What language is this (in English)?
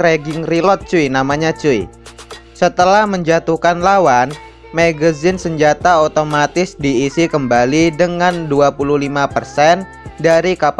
Indonesian